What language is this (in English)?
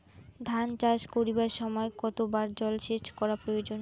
Bangla